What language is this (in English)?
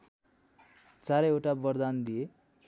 Nepali